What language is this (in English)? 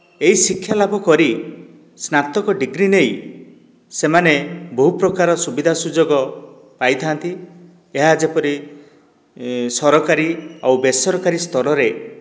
Odia